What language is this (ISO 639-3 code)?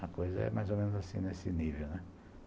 por